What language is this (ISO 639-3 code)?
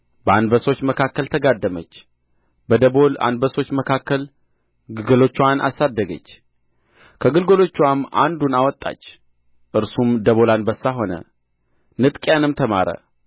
amh